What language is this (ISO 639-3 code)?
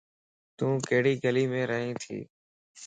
lss